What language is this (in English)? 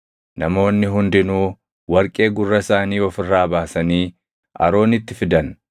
Oromo